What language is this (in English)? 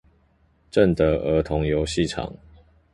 Chinese